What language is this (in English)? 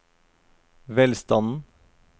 Norwegian